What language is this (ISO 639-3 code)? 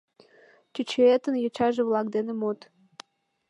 chm